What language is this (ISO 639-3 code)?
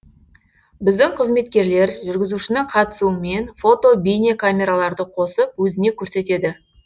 kaz